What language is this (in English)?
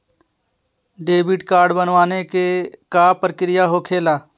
Magahi